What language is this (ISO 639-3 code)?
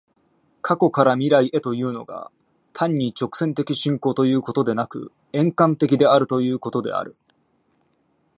jpn